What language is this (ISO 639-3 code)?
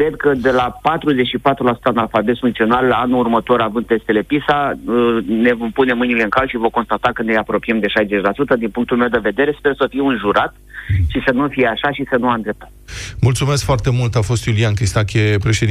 ron